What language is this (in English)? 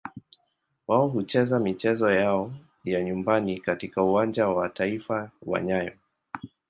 Swahili